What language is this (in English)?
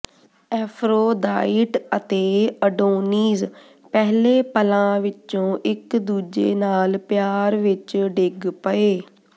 Punjabi